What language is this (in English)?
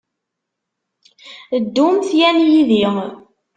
Kabyle